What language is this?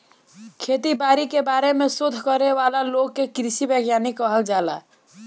Bhojpuri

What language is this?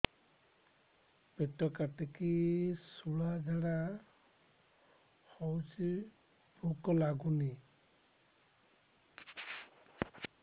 Odia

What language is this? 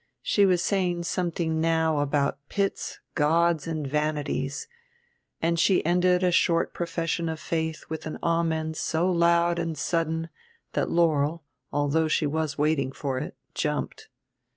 English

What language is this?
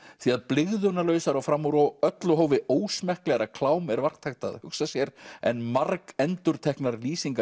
Icelandic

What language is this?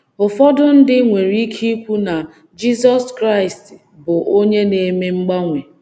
Igbo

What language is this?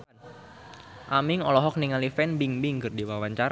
Sundanese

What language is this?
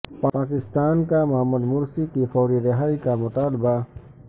Urdu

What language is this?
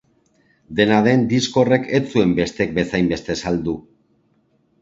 Basque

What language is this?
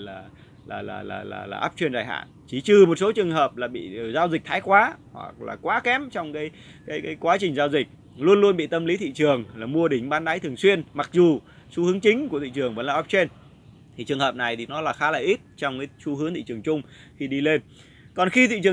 Vietnamese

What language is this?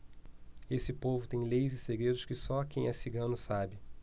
Portuguese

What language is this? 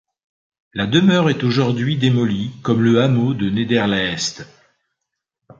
French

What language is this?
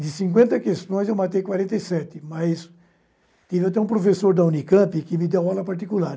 Portuguese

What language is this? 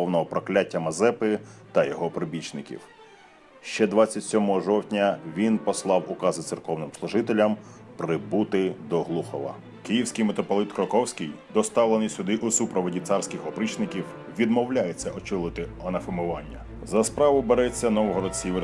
Ukrainian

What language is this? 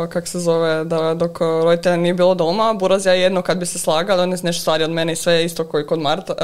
Croatian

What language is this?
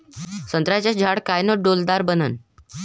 Marathi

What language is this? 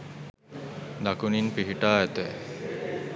Sinhala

